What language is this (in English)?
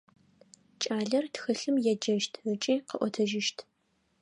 Adyghe